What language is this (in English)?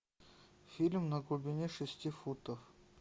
Russian